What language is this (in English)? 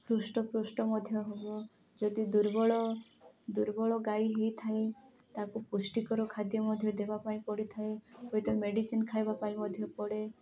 Odia